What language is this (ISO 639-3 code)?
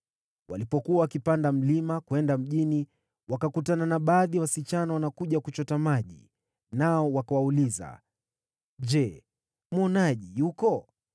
swa